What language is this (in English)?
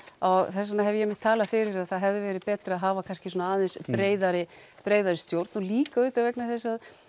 Icelandic